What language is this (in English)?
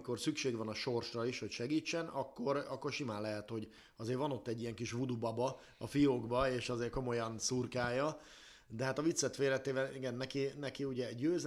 Hungarian